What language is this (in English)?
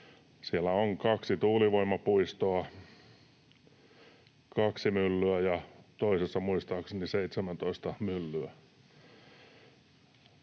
Finnish